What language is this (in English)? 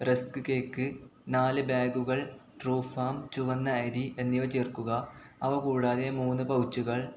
Malayalam